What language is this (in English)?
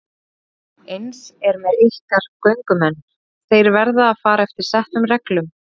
Icelandic